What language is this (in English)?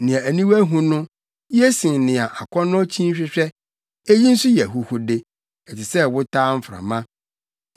Akan